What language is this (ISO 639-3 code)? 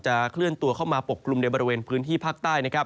tha